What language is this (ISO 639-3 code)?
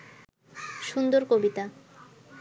ben